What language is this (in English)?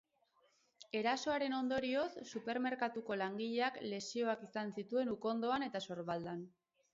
Basque